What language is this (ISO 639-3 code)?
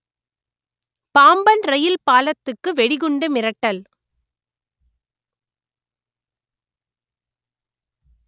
tam